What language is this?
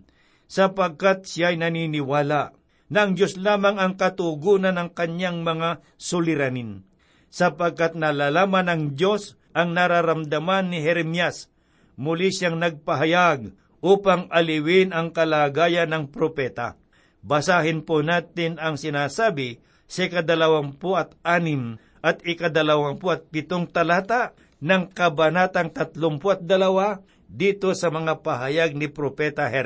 Filipino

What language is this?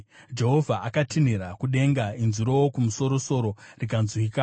Shona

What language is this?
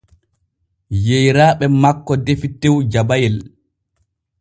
Borgu Fulfulde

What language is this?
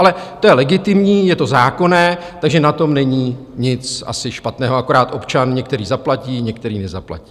Czech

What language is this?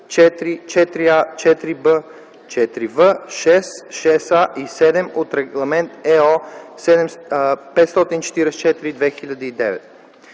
Bulgarian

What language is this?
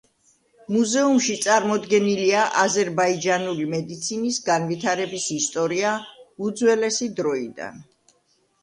Georgian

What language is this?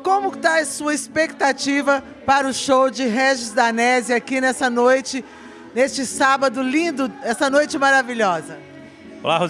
Portuguese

